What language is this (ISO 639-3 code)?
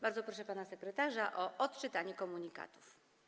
pol